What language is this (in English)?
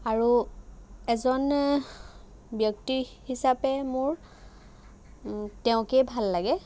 Assamese